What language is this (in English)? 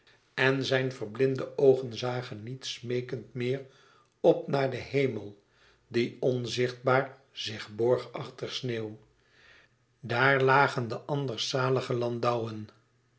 Dutch